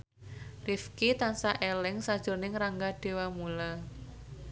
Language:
Javanese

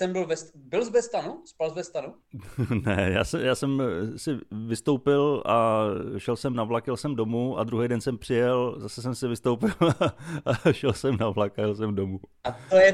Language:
Czech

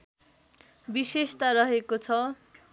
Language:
Nepali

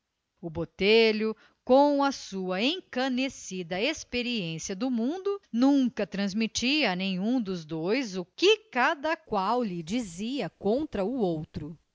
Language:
Portuguese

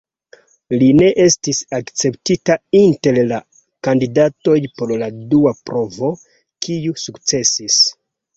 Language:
Esperanto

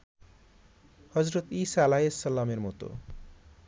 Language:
Bangla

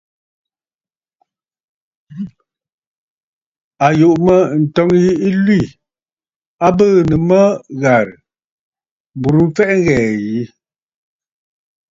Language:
Bafut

